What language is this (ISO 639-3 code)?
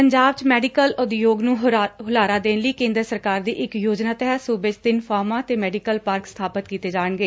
pan